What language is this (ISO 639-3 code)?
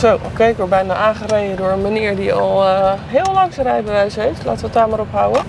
nld